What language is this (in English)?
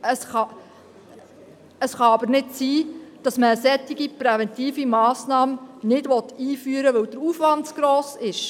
Swiss German